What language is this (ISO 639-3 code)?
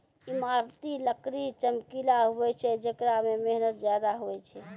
mai